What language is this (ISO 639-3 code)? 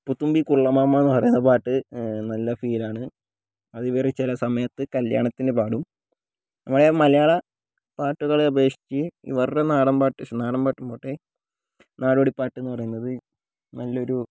mal